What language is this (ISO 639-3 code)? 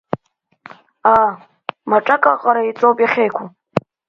abk